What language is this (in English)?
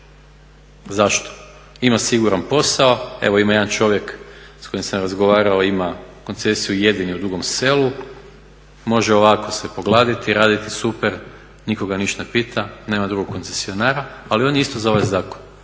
Croatian